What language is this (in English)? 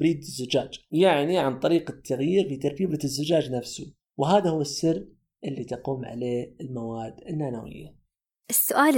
Arabic